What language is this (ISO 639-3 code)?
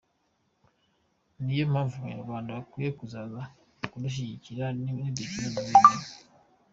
kin